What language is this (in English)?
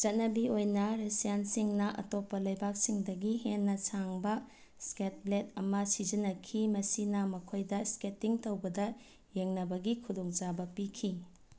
Manipuri